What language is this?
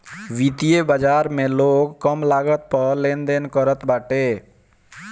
Bhojpuri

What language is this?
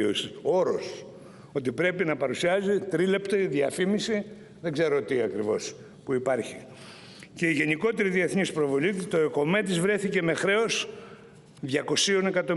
Greek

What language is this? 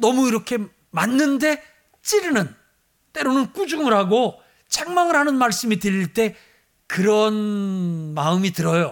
Korean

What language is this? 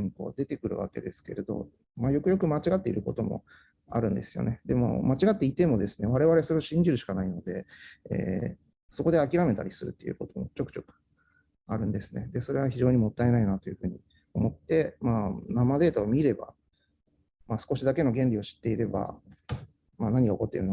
Japanese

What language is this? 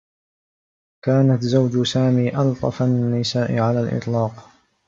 Arabic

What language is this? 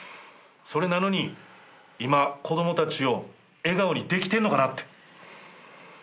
Japanese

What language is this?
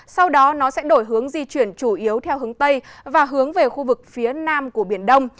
Vietnamese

